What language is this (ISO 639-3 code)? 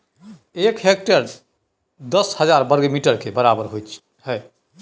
mai